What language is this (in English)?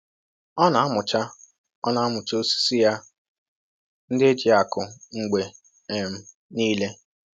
Igbo